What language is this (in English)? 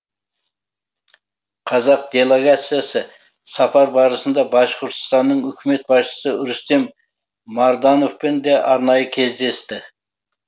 Kazakh